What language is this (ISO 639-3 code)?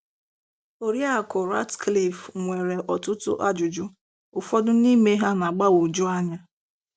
ibo